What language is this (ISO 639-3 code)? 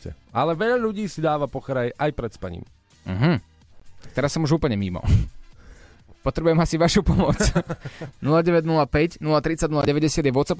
slk